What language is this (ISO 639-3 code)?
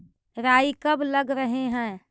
mag